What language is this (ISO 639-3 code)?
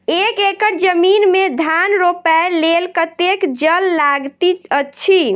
mai